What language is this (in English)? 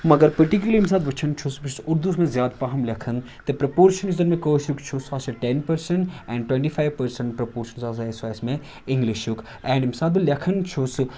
Kashmiri